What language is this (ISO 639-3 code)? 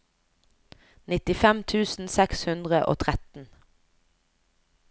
nor